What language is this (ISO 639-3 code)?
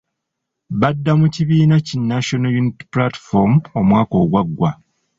lug